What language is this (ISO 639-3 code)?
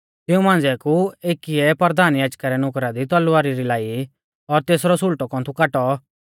bfz